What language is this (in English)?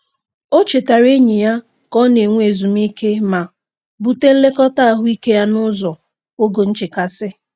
Igbo